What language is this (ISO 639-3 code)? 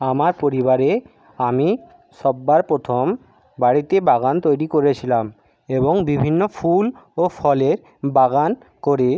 ben